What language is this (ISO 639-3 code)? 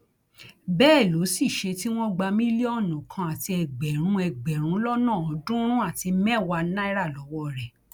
yor